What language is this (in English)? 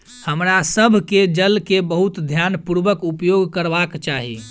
Maithili